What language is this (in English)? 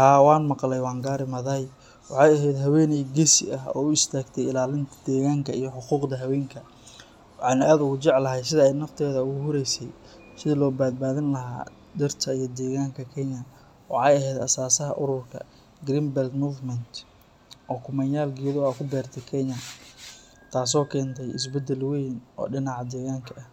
Somali